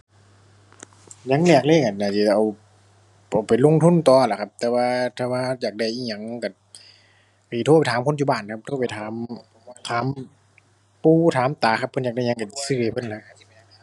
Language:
Thai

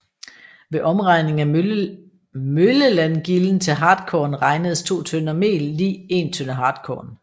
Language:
Danish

